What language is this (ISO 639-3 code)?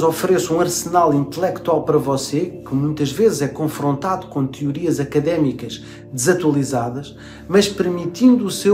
por